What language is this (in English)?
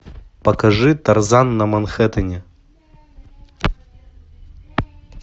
Russian